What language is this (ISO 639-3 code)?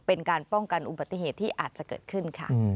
tha